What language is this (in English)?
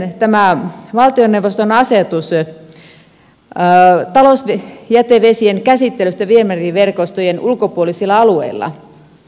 Finnish